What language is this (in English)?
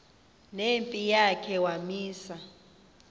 Xhosa